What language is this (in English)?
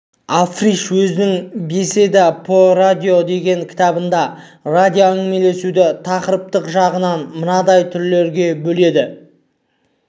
Kazakh